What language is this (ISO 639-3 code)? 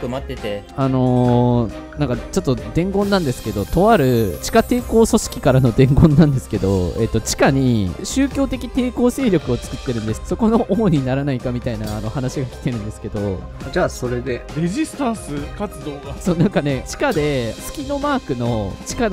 jpn